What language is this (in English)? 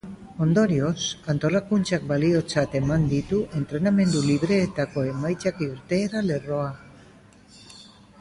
Basque